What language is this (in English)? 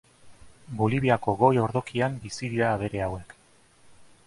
Basque